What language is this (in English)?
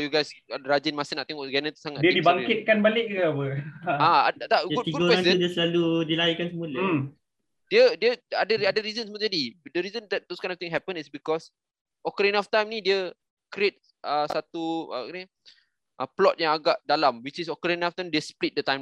Malay